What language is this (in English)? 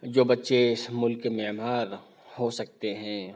Urdu